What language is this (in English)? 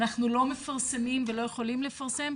Hebrew